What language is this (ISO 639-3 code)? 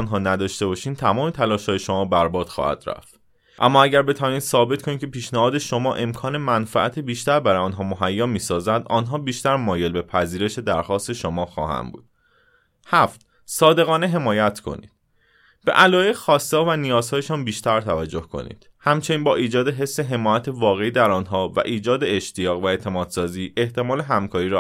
fas